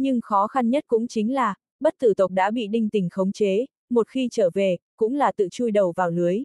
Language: Vietnamese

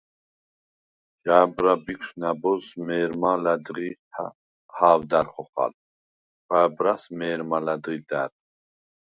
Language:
Svan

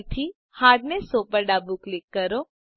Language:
Gujarati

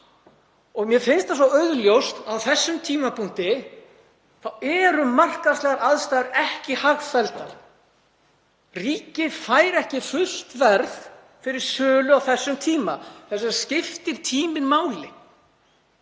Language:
Icelandic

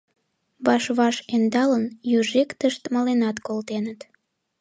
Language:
Mari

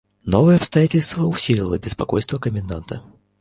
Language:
Russian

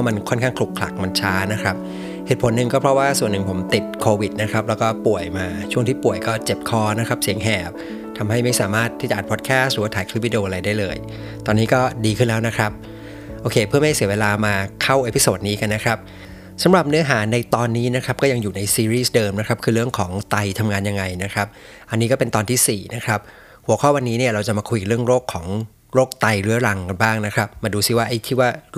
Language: Thai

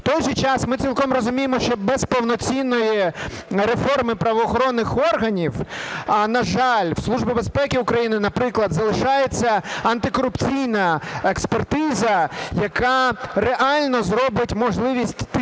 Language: Ukrainian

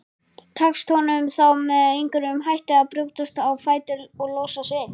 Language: Icelandic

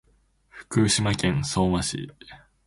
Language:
Japanese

